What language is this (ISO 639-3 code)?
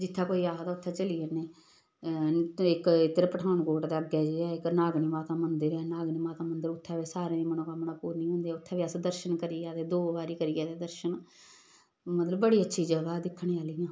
doi